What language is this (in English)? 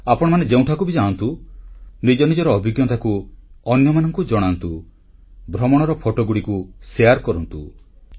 Odia